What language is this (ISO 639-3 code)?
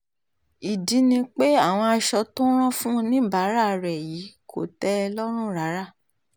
yor